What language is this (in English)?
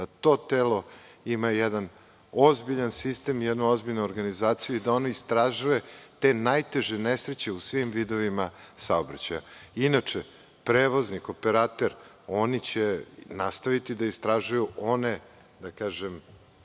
Serbian